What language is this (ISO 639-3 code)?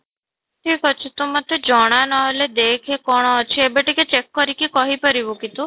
ori